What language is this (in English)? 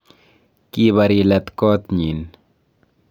Kalenjin